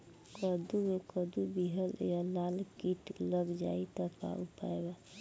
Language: Bhojpuri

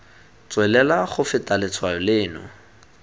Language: Tswana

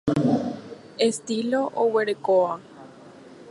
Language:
Guarani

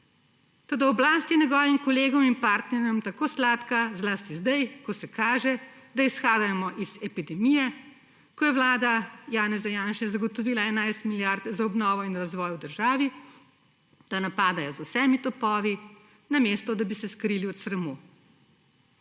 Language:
Slovenian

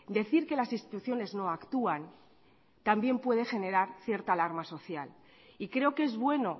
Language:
Spanish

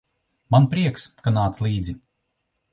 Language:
Latvian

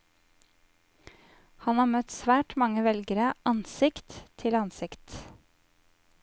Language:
Norwegian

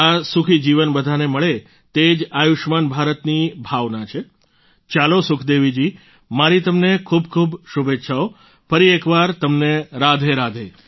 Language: Gujarati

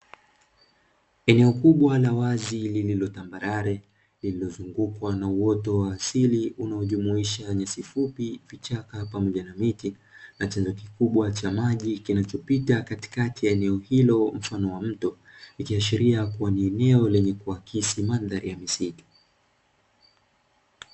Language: Swahili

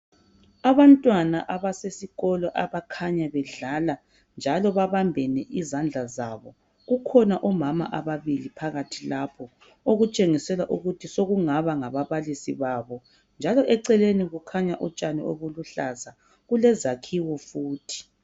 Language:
North Ndebele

